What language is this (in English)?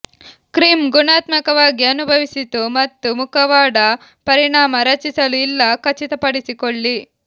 Kannada